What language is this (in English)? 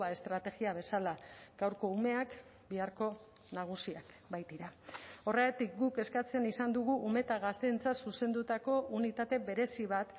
Basque